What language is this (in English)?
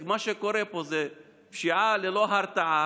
Hebrew